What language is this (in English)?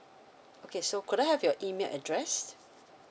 English